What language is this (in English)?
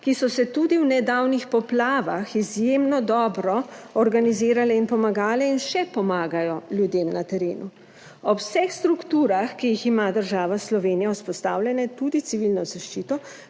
Slovenian